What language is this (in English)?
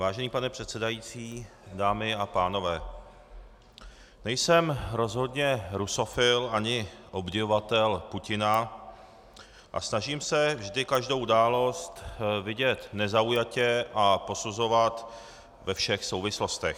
Czech